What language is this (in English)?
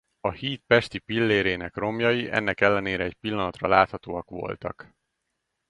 Hungarian